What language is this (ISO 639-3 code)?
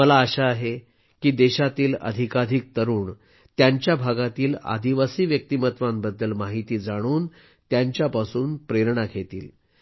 mar